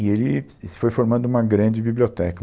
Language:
Portuguese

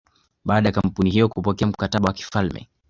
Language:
Swahili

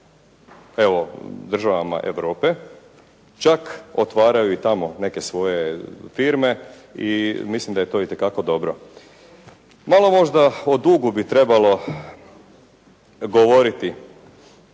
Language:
Croatian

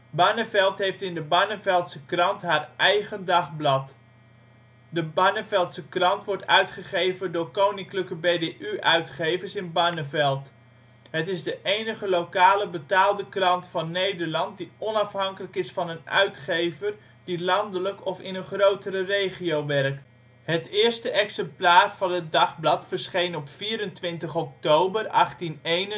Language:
Dutch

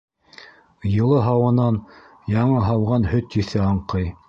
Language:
Bashkir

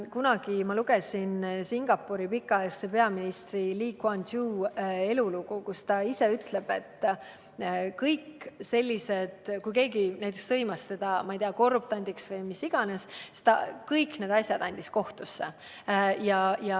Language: Estonian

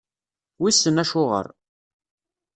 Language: Kabyle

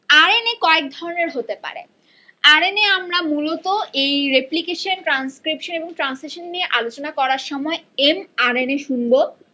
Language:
Bangla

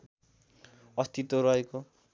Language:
Nepali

